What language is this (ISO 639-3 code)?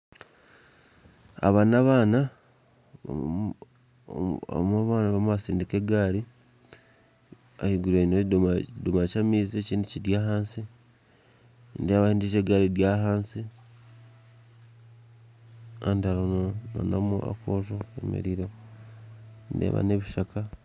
nyn